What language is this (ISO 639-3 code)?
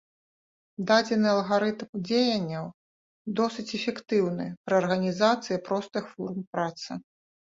bel